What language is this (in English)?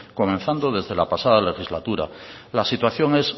Spanish